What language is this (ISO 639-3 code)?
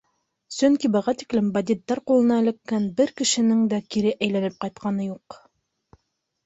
bak